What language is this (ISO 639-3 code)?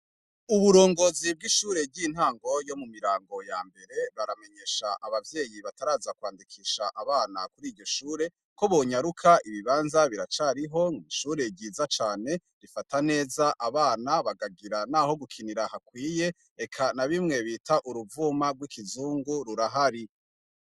run